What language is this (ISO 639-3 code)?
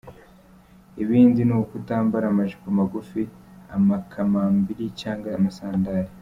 kin